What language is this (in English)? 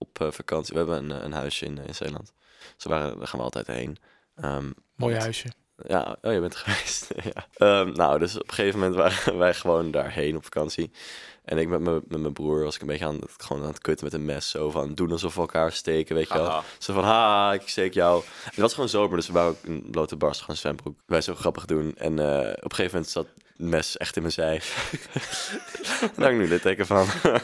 Dutch